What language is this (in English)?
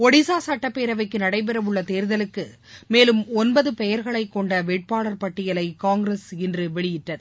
Tamil